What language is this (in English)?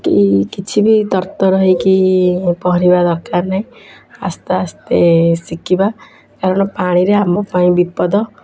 Odia